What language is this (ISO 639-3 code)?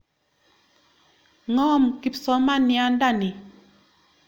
kln